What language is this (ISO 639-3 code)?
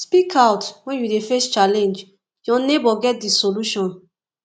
pcm